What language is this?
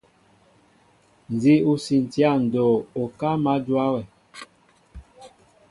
Mbo (Cameroon)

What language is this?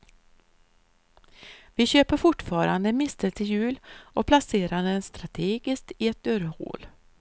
Swedish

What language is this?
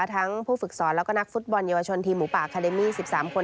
Thai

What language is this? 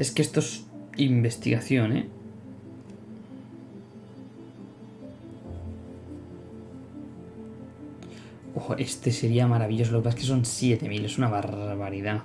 Spanish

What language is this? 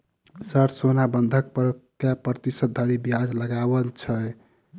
Maithili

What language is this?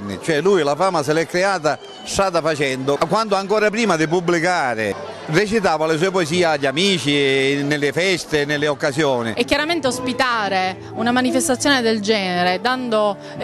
Italian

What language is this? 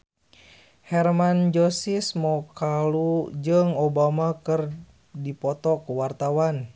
Sundanese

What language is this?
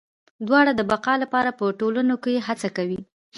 Pashto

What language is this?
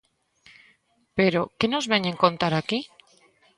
Galician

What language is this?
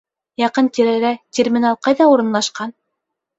Bashkir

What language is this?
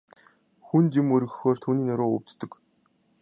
Mongolian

